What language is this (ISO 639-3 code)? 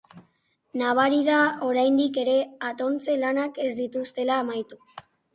eus